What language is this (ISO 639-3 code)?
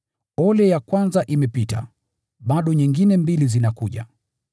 swa